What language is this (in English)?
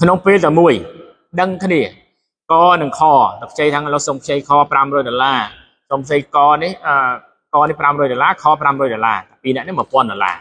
Thai